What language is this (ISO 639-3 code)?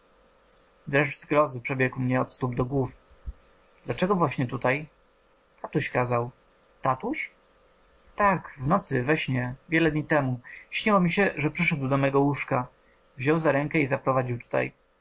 pol